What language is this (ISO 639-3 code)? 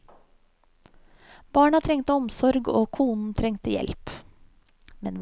nor